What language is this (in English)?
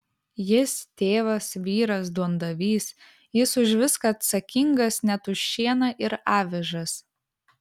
Lithuanian